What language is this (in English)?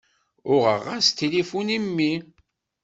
Kabyle